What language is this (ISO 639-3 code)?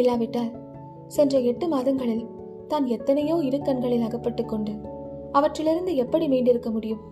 tam